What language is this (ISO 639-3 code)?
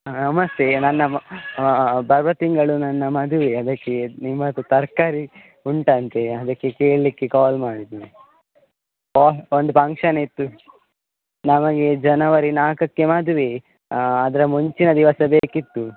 kan